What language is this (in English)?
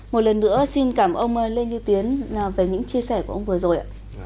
Vietnamese